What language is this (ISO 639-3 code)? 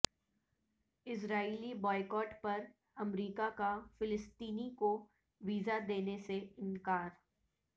urd